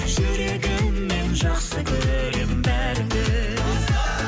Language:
Kazakh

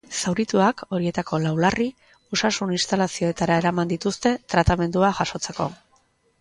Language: Basque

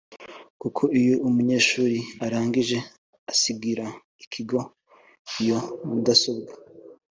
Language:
Kinyarwanda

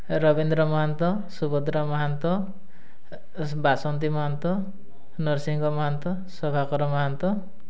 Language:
Odia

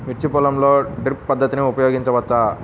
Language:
Telugu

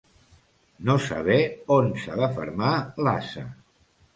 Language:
Catalan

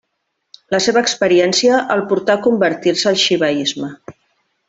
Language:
Catalan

